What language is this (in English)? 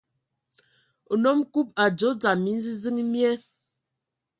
Ewondo